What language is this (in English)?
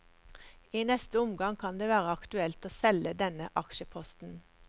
Norwegian